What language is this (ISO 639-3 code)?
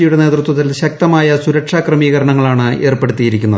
mal